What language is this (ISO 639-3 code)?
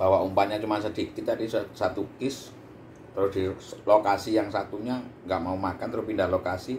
ind